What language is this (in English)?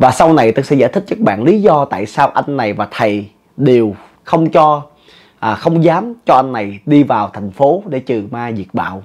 Vietnamese